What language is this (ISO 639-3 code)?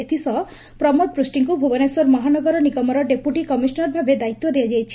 ori